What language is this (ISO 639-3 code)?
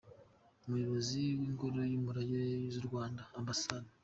kin